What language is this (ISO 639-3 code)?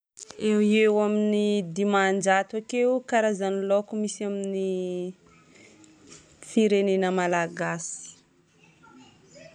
bmm